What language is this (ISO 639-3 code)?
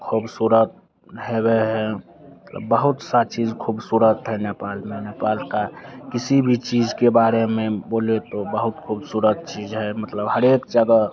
hin